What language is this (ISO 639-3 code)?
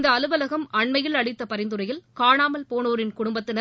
tam